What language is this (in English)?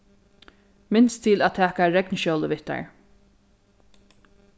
Faroese